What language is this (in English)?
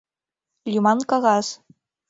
Mari